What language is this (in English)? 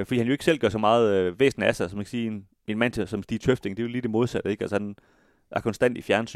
Danish